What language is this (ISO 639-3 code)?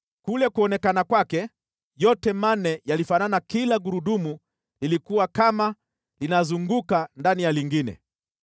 swa